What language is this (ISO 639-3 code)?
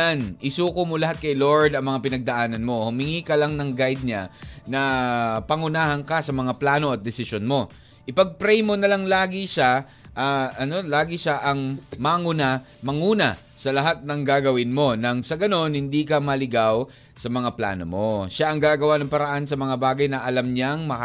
fil